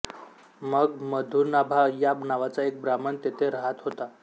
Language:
Marathi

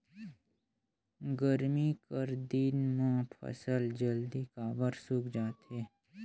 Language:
Chhattisgarhi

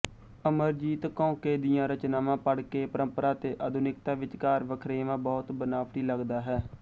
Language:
Punjabi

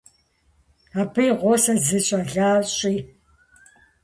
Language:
Kabardian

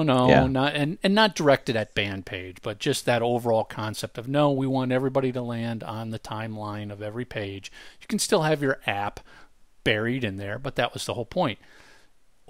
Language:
English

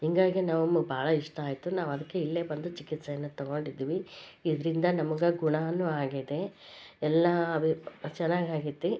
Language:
Kannada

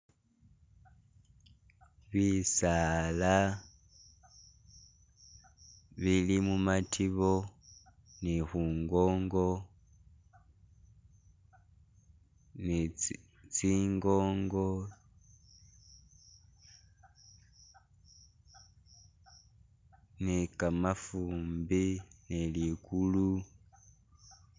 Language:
Masaaba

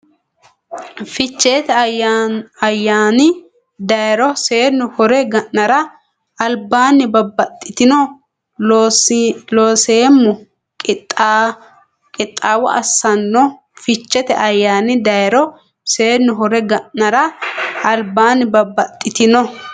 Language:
Sidamo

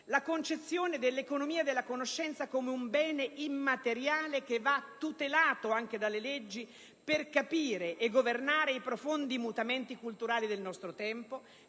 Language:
Italian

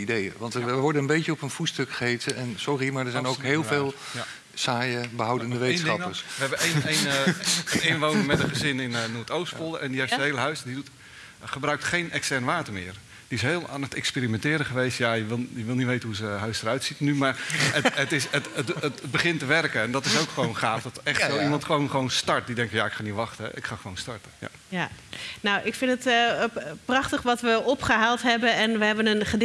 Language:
Dutch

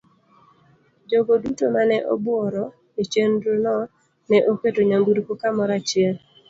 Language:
Luo (Kenya and Tanzania)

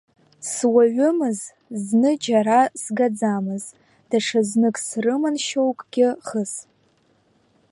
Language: Abkhazian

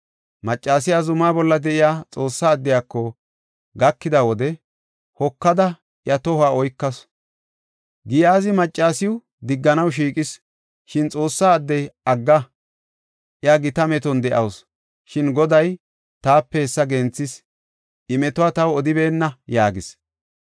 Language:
Gofa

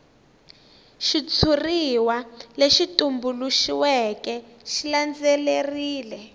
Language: Tsonga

